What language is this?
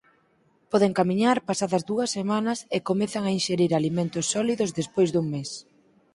Galician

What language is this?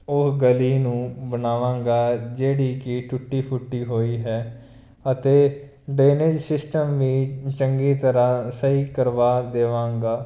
Punjabi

